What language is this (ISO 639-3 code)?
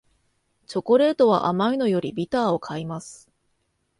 jpn